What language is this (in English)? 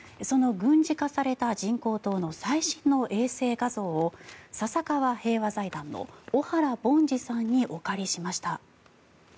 Japanese